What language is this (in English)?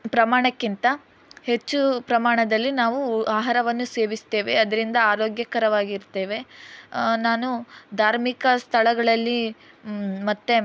Kannada